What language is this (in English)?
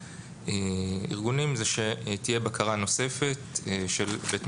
Hebrew